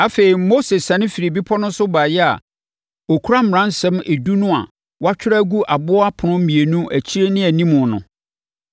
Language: Akan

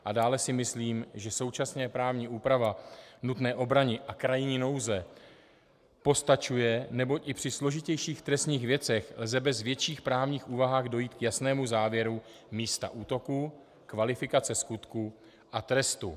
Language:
Czech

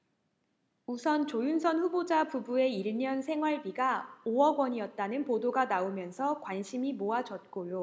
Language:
Korean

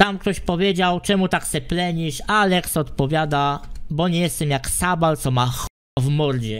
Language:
Polish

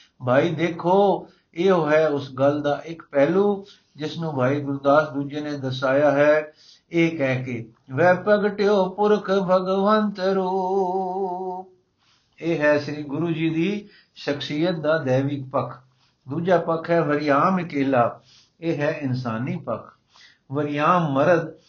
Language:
Punjabi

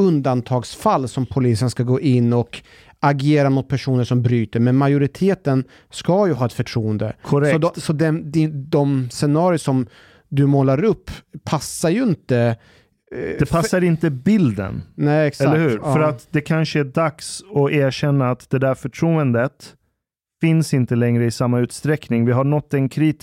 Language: Swedish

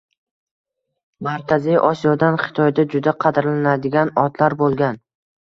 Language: Uzbek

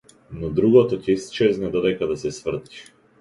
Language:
Macedonian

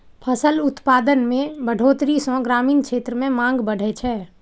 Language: Maithili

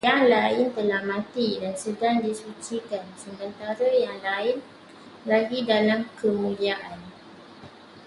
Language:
Malay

